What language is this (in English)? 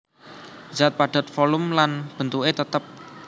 Javanese